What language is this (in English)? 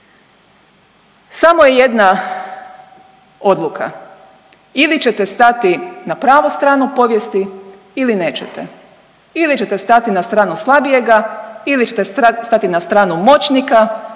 Croatian